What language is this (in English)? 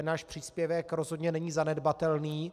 Czech